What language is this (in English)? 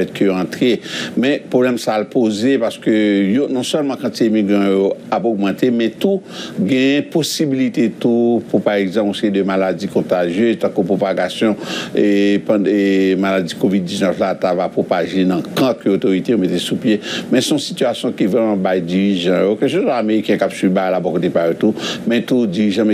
French